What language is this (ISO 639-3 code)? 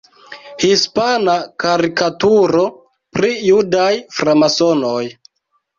epo